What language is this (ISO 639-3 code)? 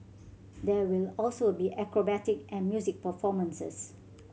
eng